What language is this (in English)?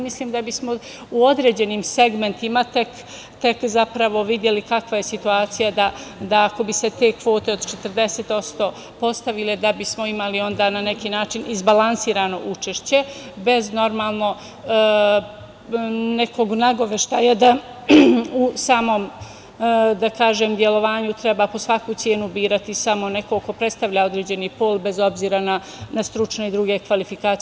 Serbian